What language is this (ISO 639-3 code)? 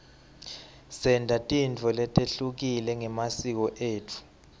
ssw